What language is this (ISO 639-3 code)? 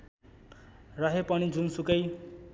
nep